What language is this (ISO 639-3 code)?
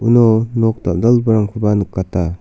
grt